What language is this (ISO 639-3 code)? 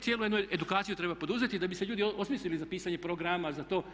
hrv